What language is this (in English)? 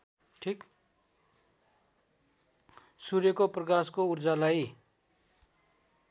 Nepali